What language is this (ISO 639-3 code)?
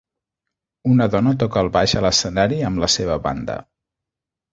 cat